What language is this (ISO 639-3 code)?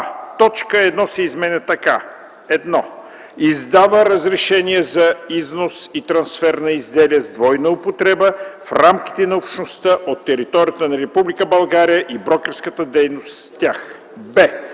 bul